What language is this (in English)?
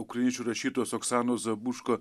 Lithuanian